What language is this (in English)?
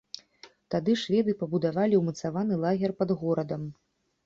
Belarusian